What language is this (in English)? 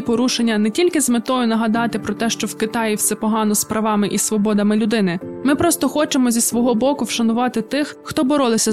Ukrainian